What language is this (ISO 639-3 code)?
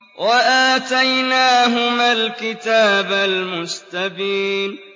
ara